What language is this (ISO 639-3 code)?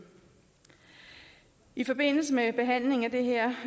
dan